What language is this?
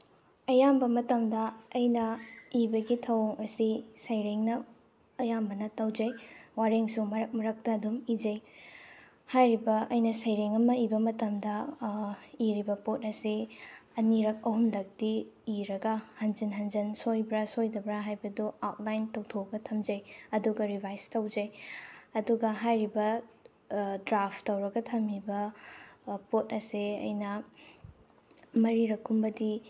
Manipuri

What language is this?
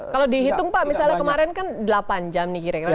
Indonesian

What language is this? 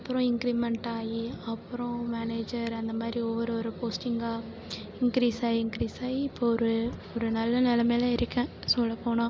Tamil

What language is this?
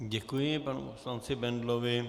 Czech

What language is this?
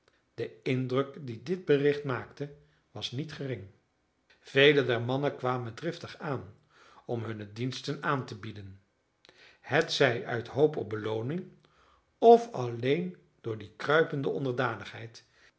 Dutch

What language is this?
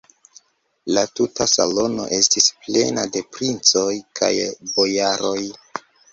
Esperanto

